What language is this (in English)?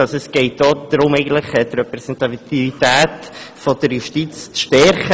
Swiss German